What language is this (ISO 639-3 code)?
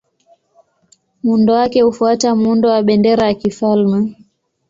swa